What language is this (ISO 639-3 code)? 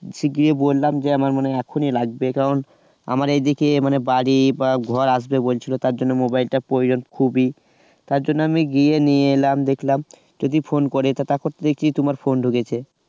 ben